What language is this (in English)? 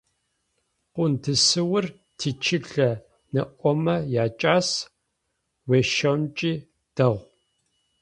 Adyghe